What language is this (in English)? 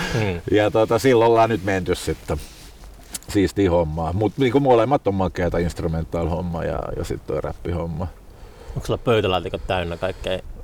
Finnish